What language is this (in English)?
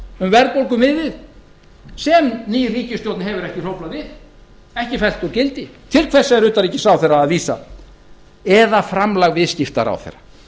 Icelandic